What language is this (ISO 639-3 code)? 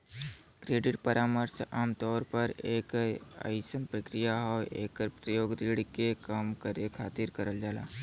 bho